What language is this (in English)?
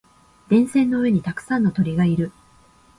Japanese